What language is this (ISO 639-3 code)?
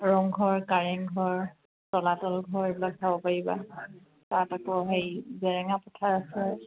asm